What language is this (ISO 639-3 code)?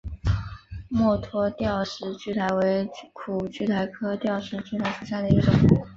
zho